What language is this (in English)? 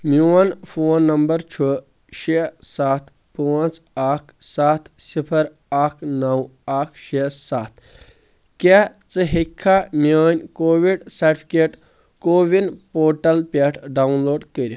Kashmiri